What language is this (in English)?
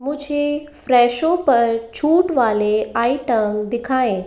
Hindi